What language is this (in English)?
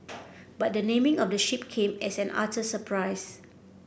English